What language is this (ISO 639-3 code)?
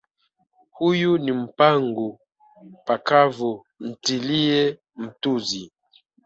swa